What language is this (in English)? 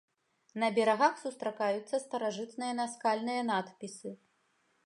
Belarusian